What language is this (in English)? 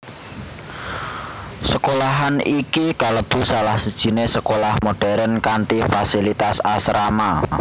Javanese